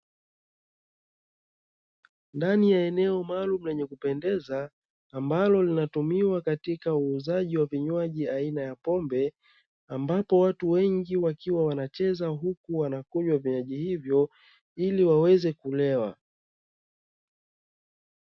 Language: Swahili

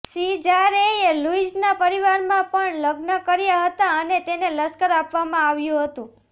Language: Gujarati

